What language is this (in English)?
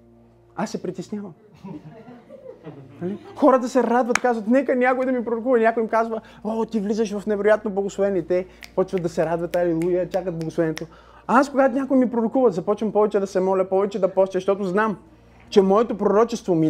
Bulgarian